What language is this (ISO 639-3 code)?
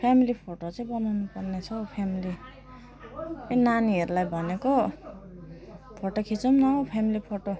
nep